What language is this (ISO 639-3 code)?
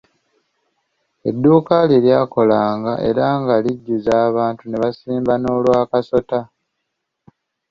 lug